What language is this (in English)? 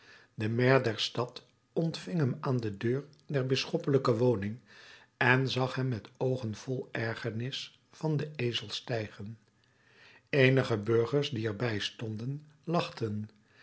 Dutch